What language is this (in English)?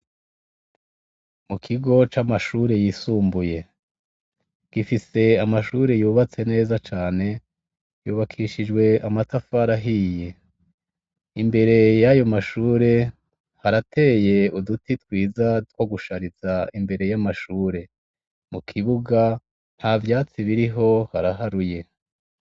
Rundi